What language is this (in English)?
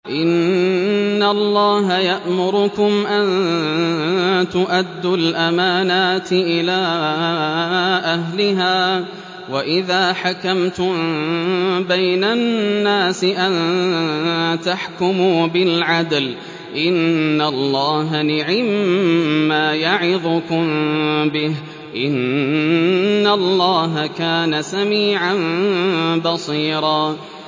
Arabic